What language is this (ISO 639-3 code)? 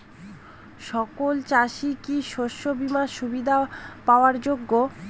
ben